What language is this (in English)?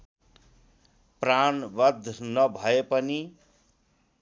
Nepali